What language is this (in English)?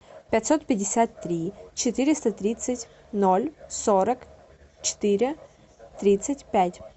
Russian